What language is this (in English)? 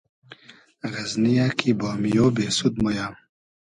Hazaragi